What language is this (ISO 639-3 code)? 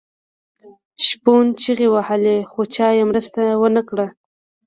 pus